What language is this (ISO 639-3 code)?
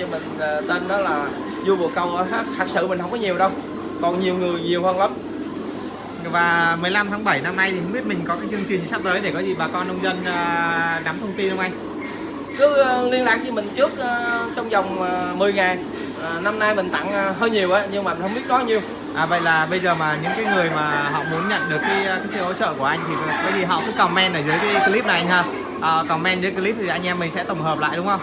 vie